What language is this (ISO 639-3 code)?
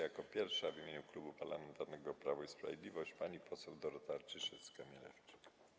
pol